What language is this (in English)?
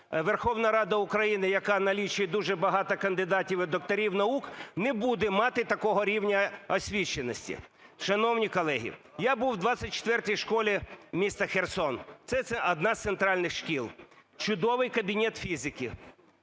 Ukrainian